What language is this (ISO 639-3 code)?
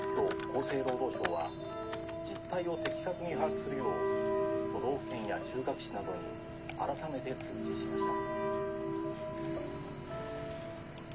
jpn